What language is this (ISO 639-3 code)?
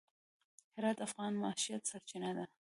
pus